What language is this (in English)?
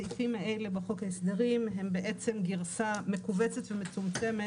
Hebrew